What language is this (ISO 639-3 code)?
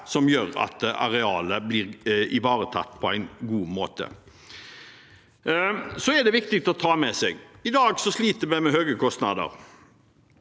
nor